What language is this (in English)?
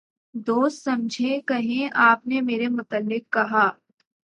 Urdu